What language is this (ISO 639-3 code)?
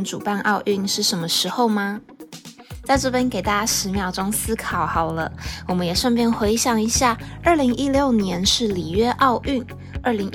zho